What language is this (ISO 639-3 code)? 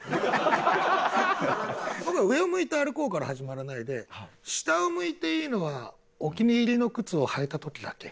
jpn